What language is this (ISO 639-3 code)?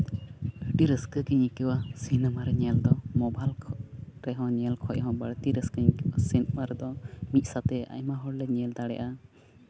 sat